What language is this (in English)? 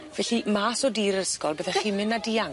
Welsh